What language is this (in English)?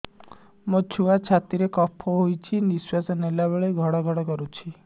Odia